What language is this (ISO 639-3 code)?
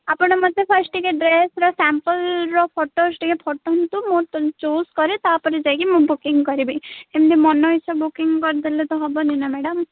ori